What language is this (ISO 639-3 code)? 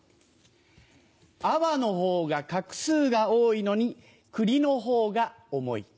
jpn